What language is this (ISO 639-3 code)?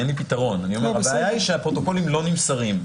heb